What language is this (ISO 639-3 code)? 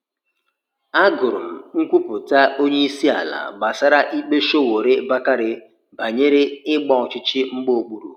ibo